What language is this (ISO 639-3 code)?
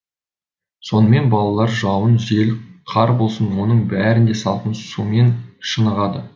kaz